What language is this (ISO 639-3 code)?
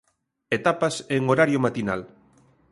glg